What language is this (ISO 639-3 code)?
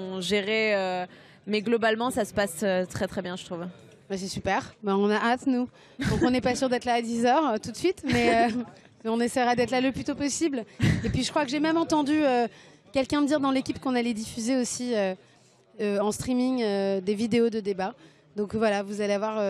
fra